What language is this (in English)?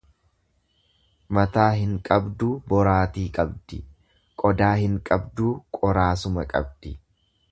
Oromo